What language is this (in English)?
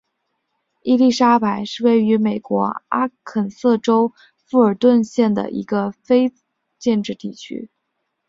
Chinese